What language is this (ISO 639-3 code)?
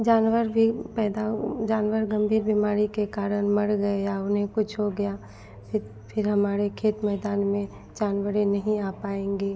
hin